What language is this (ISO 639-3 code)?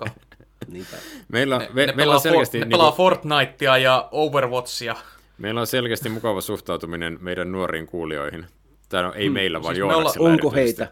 fin